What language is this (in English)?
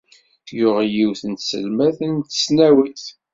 Kabyle